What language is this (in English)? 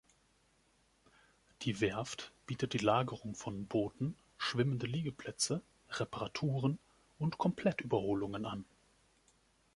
German